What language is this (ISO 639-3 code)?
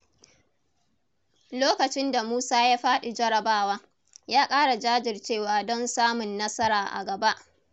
hau